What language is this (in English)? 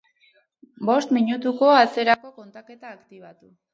Basque